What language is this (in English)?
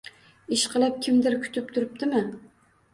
Uzbek